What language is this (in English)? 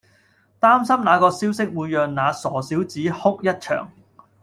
Cantonese